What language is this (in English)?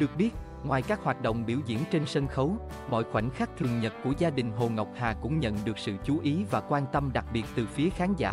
Vietnamese